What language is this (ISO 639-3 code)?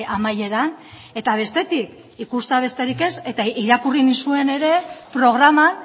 eus